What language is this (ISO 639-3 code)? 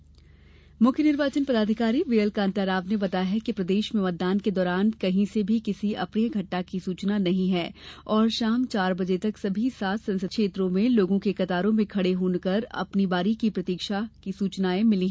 hin